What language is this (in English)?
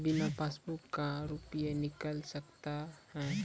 Maithili